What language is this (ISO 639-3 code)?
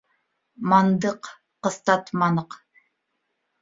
bak